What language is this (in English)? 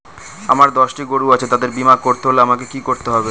Bangla